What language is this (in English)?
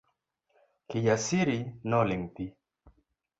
Luo (Kenya and Tanzania)